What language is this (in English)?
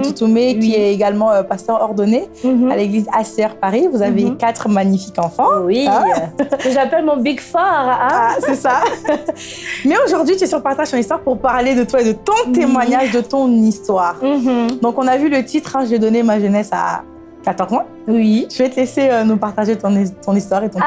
French